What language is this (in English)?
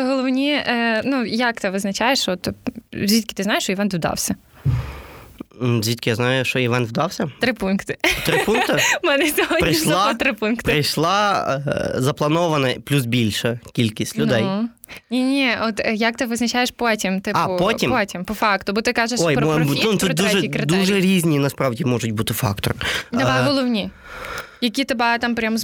Ukrainian